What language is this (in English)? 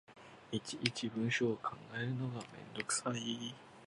Japanese